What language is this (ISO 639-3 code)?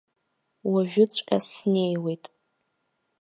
abk